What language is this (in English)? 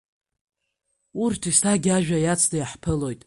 Abkhazian